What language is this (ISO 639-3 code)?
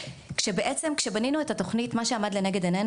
heb